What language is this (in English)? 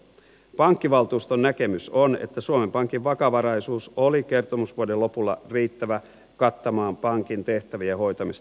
Finnish